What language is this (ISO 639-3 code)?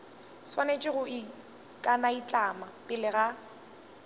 nso